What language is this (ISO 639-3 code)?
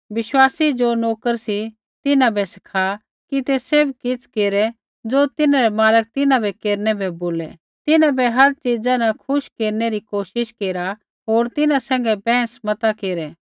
kfx